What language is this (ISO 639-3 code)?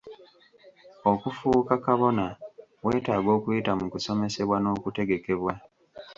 lug